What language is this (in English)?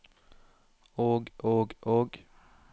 Norwegian